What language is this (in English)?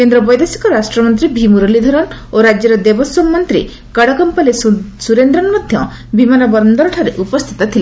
Odia